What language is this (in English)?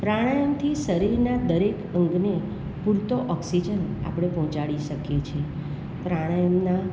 Gujarati